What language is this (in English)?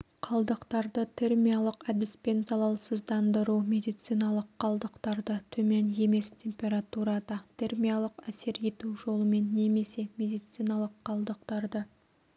Kazakh